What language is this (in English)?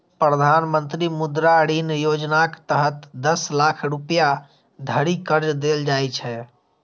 Maithili